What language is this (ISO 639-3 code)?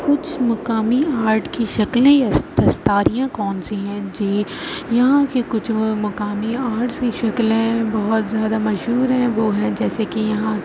urd